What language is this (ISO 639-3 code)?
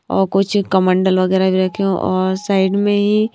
hin